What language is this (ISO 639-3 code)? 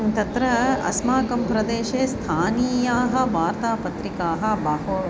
san